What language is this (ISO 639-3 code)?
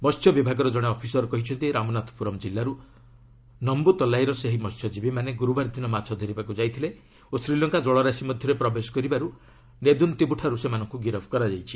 ori